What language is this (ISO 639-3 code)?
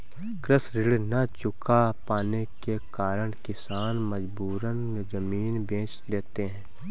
hin